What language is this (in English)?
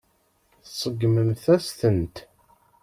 Kabyle